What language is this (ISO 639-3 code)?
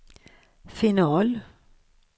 swe